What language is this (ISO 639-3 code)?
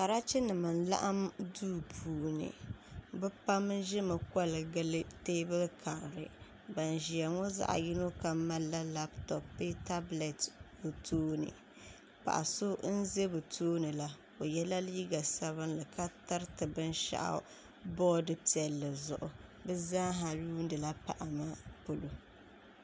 dag